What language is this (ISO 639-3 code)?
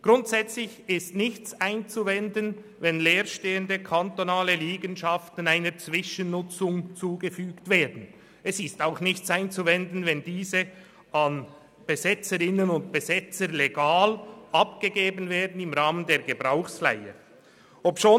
gsw